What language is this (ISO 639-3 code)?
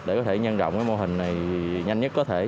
vie